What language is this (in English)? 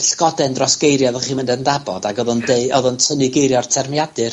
Welsh